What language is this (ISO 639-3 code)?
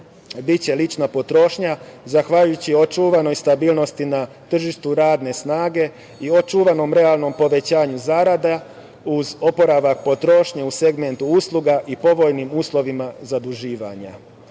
srp